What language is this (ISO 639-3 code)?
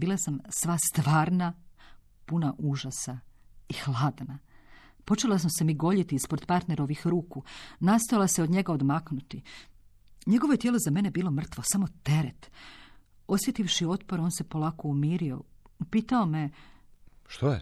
hrv